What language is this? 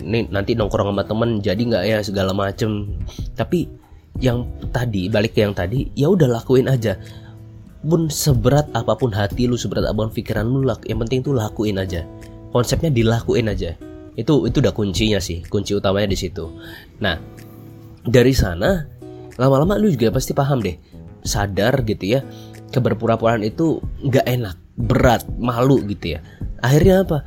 Indonesian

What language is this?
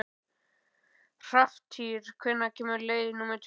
Icelandic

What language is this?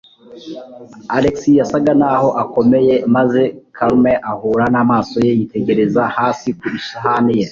Kinyarwanda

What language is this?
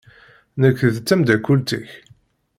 Kabyle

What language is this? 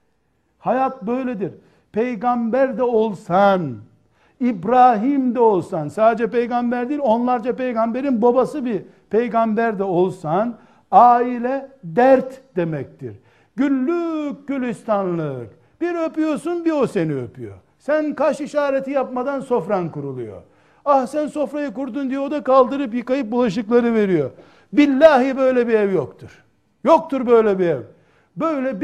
Turkish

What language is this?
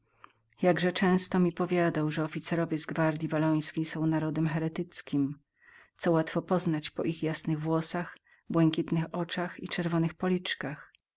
Polish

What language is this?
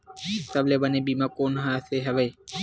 Chhattisgarhi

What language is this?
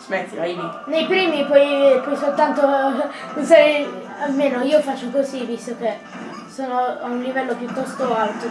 Italian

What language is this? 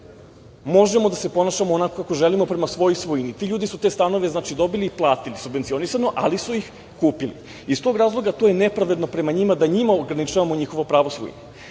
Serbian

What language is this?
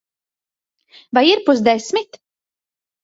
Latvian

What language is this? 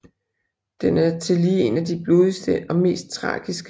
Danish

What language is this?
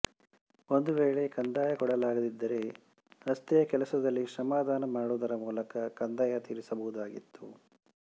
Kannada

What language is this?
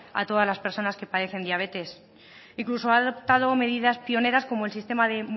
Spanish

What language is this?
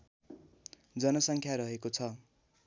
Nepali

